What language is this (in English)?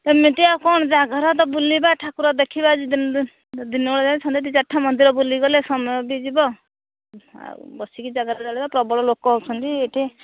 Odia